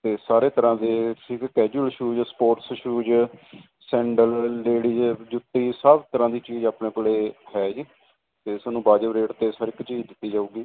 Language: Punjabi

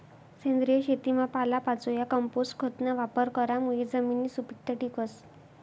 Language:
Marathi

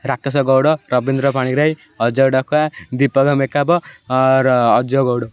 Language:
Odia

